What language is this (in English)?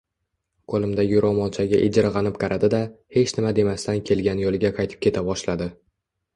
Uzbek